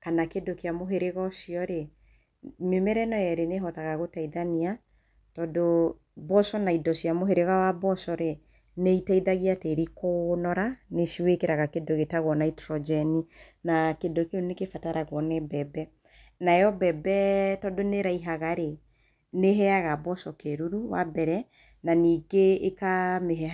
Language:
Kikuyu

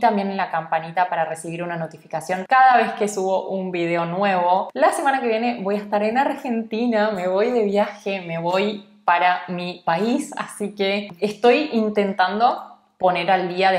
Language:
Spanish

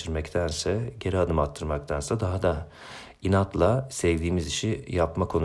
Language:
Turkish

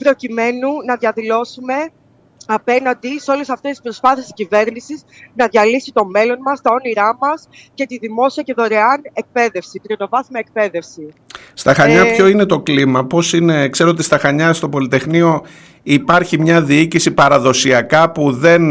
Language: Greek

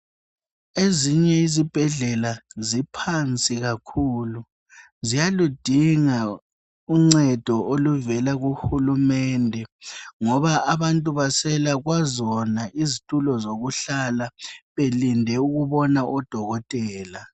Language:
North Ndebele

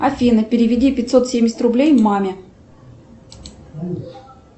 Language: Russian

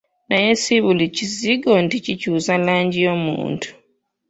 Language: Ganda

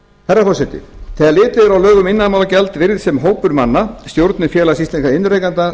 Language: Icelandic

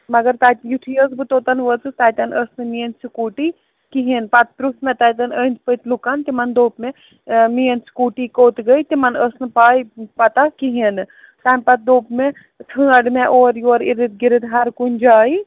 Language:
Kashmiri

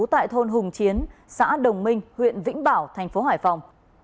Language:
Vietnamese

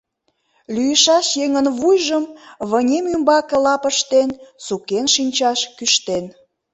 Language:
Mari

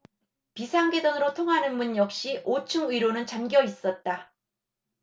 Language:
Korean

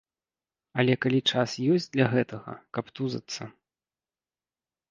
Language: Belarusian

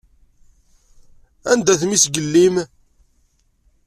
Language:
Kabyle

